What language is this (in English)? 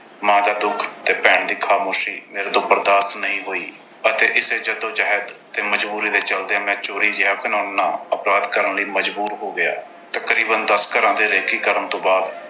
Punjabi